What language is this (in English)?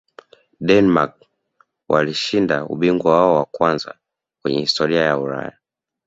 Swahili